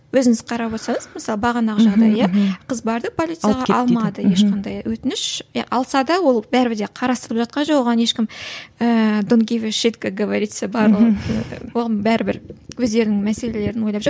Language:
Kazakh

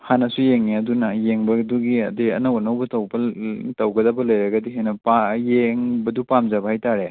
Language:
Manipuri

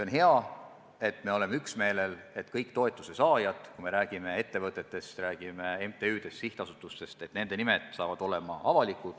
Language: Estonian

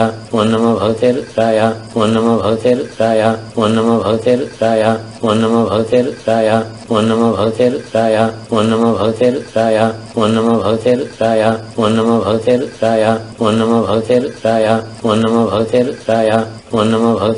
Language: Danish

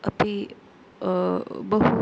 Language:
Sanskrit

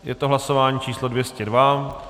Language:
Czech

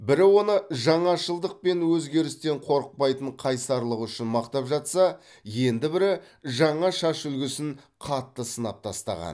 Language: Kazakh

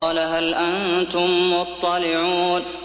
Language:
Arabic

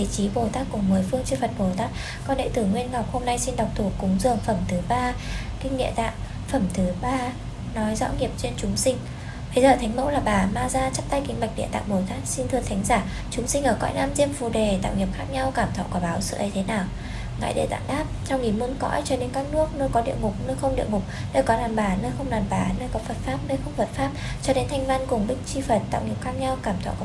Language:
Vietnamese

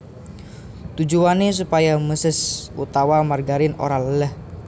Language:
Javanese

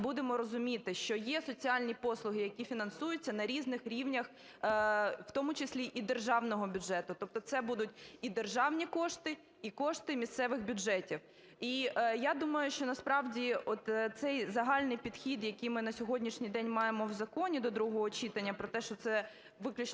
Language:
Ukrainian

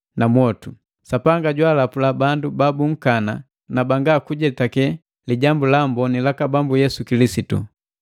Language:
Matengo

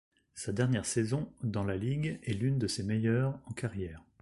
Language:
French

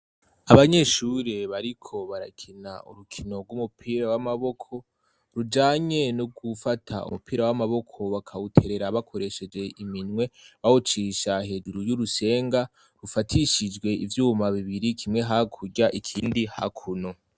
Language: Rundi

